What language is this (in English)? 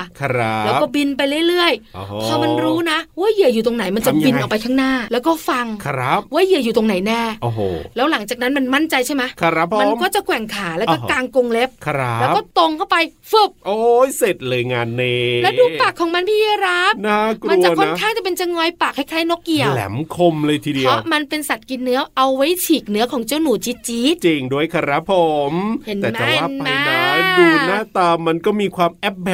Thai